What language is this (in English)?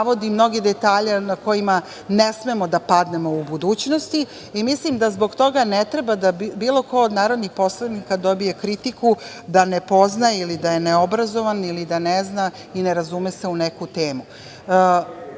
Serbian